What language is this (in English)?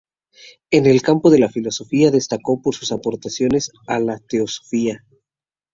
Spanish